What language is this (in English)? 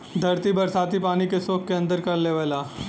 Bhojpuri